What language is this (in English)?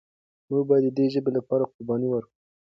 Pashto